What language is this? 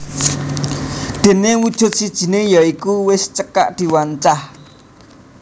Javanese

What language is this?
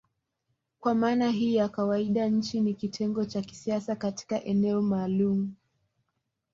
Swahili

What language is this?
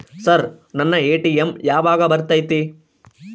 Kannada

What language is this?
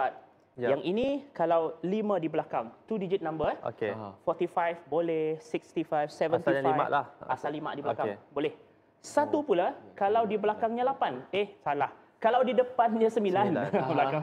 Malay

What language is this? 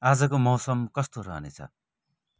Nepali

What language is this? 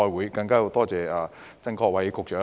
Cantonese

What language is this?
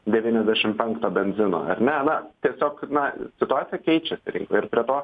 Lithuanian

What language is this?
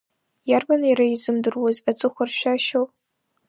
Abkhazian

